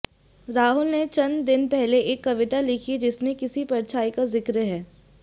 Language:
Hindi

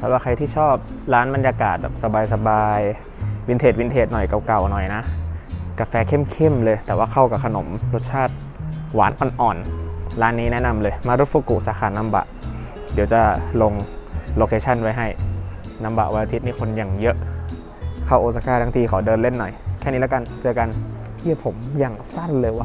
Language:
Thai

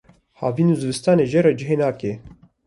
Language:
Kurdish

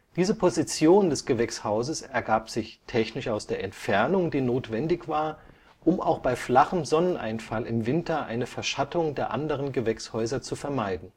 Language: German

